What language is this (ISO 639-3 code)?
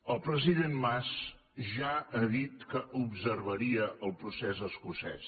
cat